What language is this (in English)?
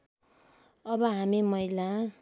Nepali